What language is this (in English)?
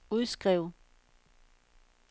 Danish